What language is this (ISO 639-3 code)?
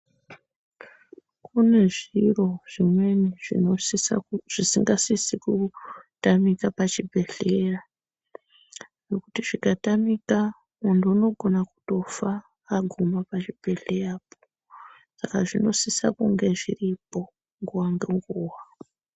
ndc